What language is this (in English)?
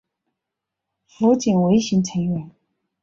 Chinese